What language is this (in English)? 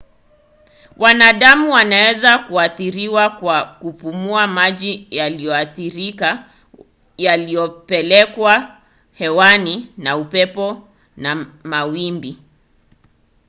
Swahili